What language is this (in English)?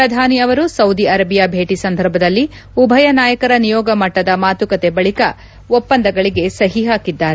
Kannada